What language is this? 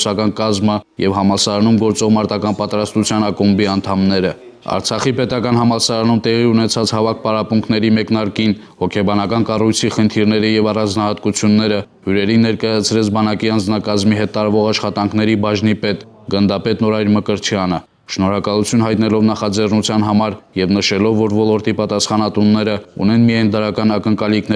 Romanian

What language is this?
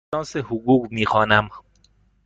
Persian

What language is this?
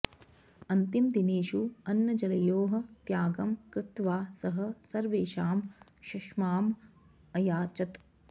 Sanskrit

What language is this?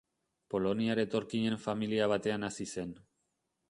Basque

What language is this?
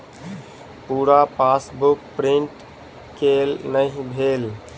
Maithili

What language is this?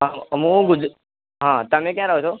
Gujarati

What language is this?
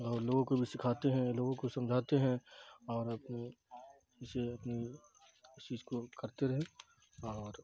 Urdu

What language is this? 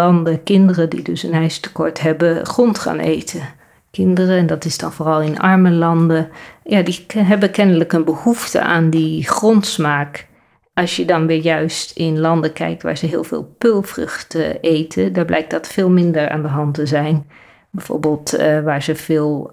Dutch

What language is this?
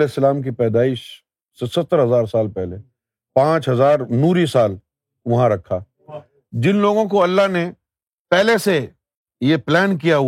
Urdu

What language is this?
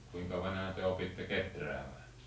Finnish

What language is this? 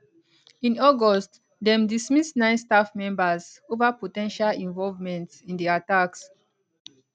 Nigerian Pidgin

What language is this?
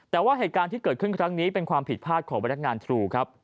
Thai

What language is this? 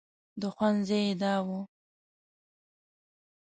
Pashto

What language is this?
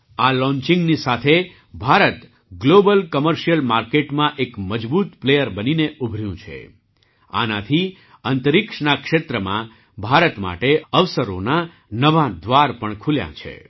Gujarati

